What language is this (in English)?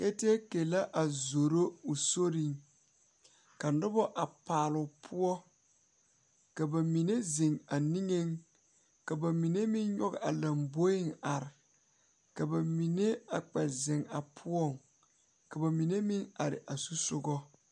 Southern Dagaare